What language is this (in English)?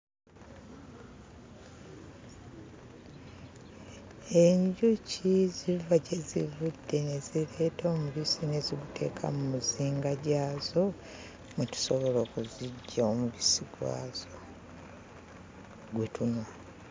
Ganda